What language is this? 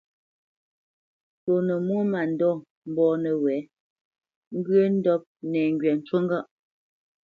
Bamenyam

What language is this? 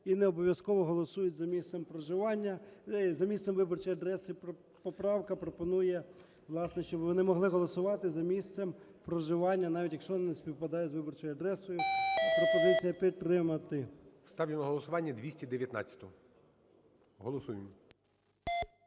Ukrainian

